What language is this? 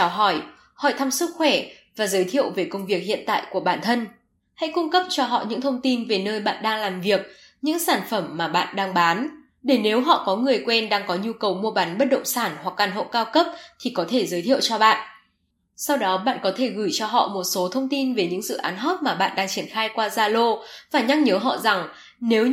Vietnamese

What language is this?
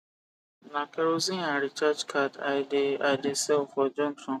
Nigerian Pidgin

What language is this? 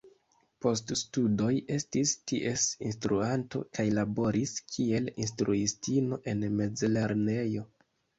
Esperanto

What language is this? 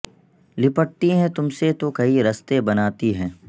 Urdu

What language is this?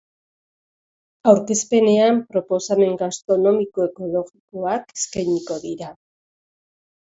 Basque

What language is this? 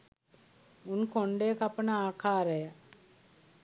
Sinhala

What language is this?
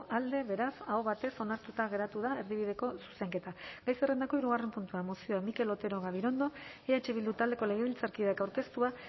Basque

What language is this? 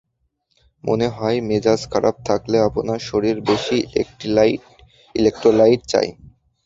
Bangla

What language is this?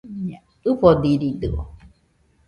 Nüpode Huitoto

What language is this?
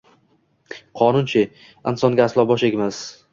Uzbek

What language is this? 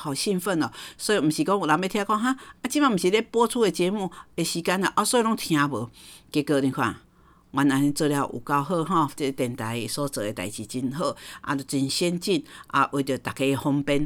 Chinese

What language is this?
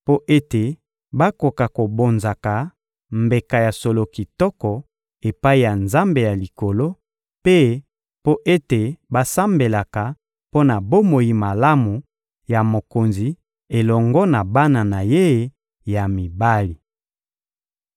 Lingala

